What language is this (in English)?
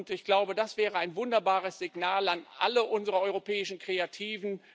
German